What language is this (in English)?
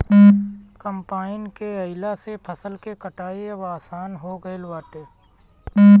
Bhojpuri